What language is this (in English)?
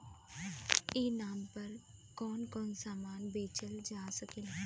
Bhojpuri